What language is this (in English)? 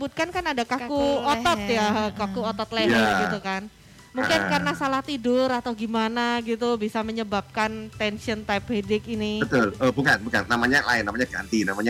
Indonesian